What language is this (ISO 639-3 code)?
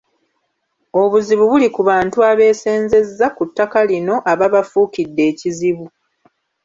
lug